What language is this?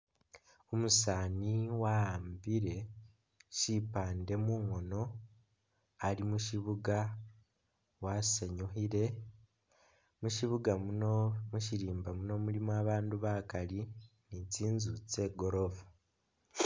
Masaaba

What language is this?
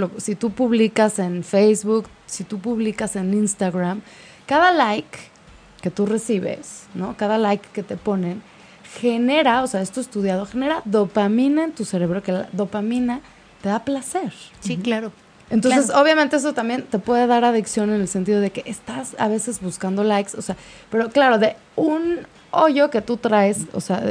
Spanish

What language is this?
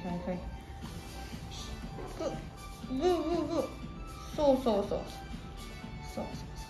Japanese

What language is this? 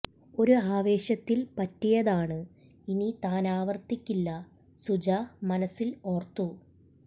Malayalam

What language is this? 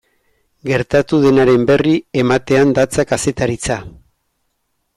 Basque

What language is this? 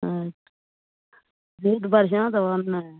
Maithili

